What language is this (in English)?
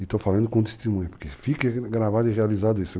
Portuguese